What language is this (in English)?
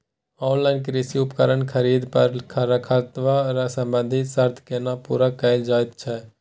Maithili